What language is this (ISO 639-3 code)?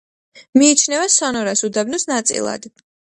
kat